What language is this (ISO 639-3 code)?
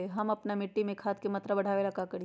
mag